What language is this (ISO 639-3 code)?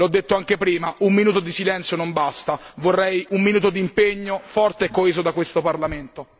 ita